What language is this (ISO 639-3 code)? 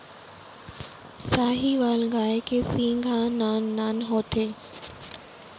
hne